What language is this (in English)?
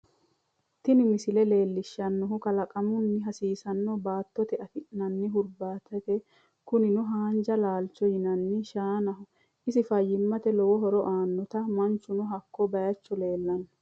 Sidamo